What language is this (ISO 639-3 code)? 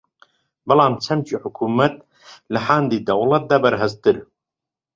ckb